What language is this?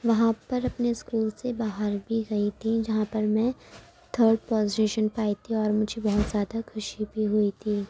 Urdu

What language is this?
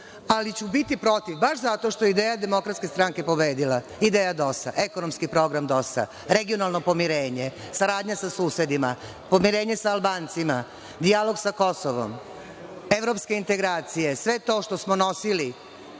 Serbian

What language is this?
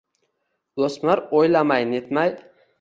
Uzbek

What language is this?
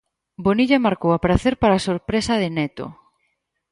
Galician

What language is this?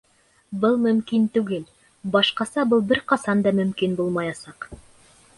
Bashkir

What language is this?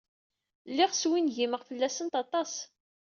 Kabyle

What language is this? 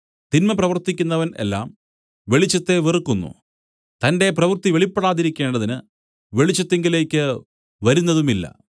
Malayalam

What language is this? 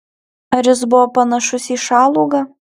Lithuanian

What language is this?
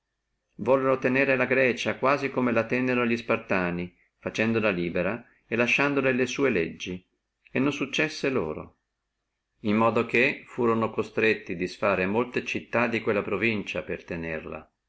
Italian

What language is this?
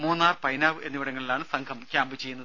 Malayalam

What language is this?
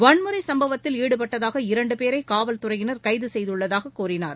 Tamil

